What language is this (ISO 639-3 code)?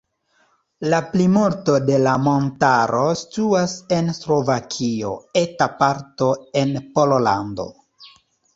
epo